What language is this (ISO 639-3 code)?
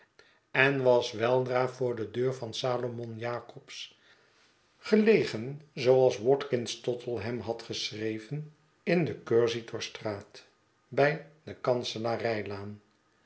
nld